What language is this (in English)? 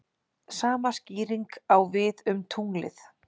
Icelandic